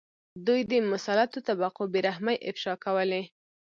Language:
Pashto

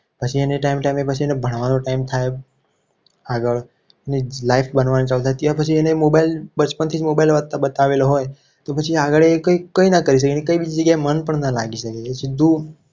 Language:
Gujarati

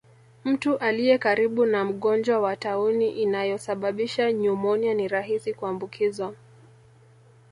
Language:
Swahili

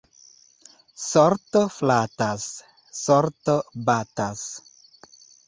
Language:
Esperanto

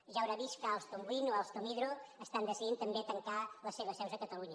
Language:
Catalan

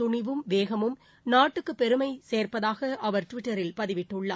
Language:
Tamil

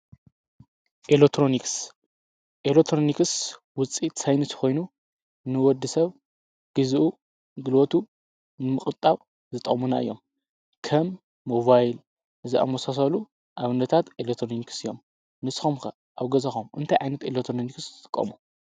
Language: Tigrinya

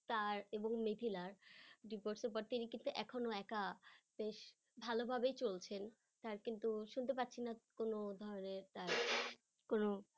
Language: Bangla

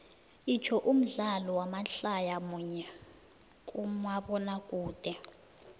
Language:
South Ndebele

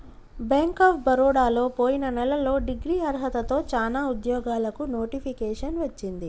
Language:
Telugu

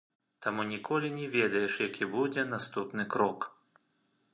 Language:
Belarusian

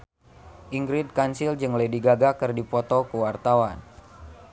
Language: Sundanese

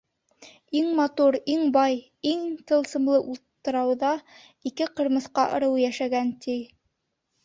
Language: Bashkir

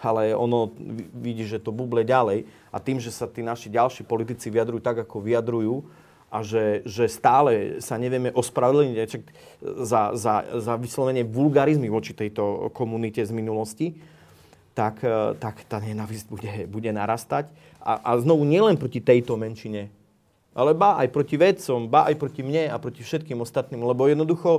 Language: Slovak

